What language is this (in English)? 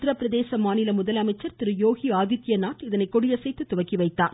Tamil